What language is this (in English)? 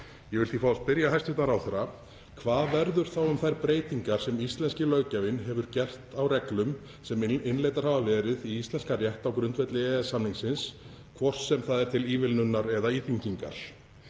Icelandic